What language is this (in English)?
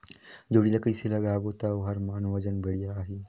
Chhattisgarhi